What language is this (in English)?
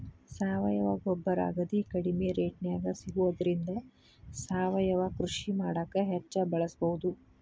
Kannada